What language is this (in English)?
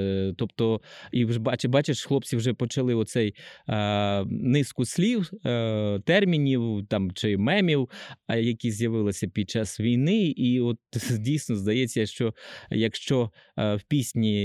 Ukrainian